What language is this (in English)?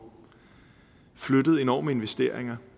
Danish